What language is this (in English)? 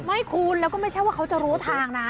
Thai